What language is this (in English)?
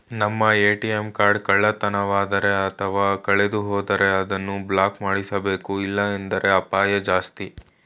Kannada